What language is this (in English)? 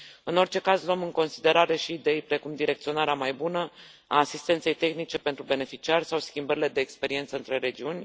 Romanian